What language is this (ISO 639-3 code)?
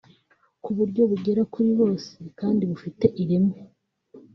kin